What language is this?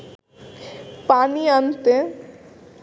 Bangla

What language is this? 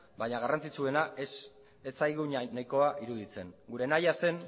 Basque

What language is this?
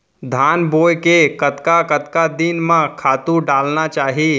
Chhattisgarhi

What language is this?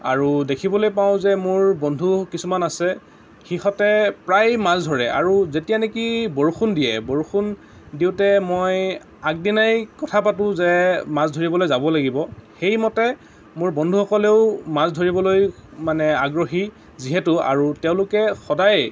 Assamese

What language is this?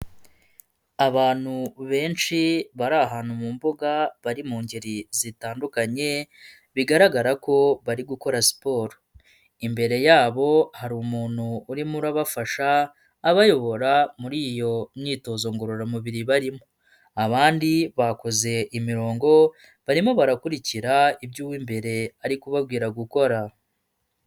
Kinyarwanda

